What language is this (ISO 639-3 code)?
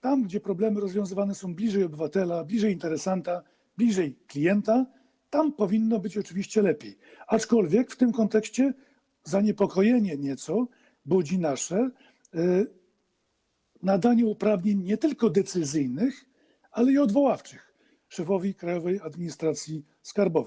pol